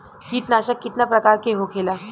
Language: Bhojpuri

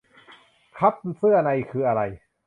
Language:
Thai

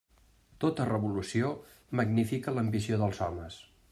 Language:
Catalan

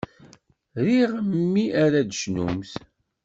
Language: Kabyle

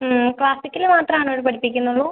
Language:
Malayalam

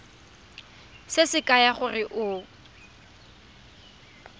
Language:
Tswana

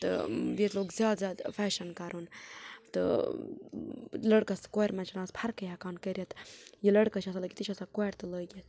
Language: Kashmiri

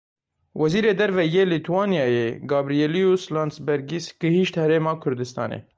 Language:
Kurdish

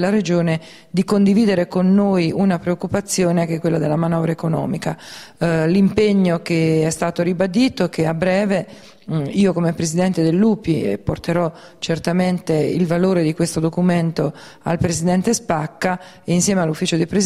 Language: Italian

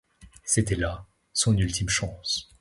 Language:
French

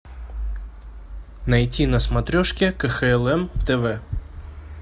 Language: Russian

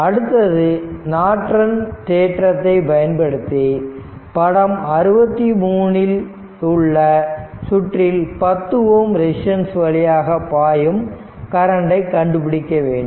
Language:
Tamil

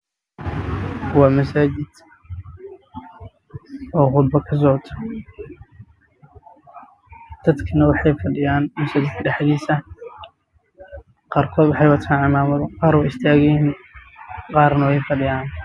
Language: Somali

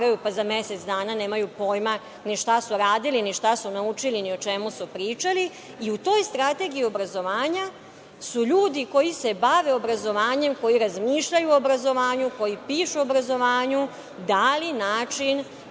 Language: Serbian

